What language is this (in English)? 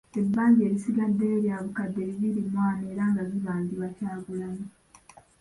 Ganda